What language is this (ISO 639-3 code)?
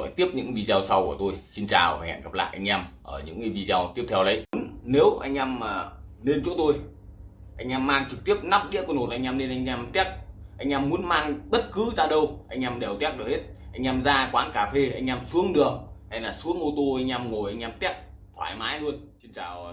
vie